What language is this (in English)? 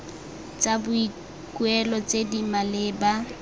Tswana